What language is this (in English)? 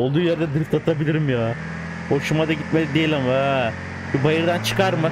Turkish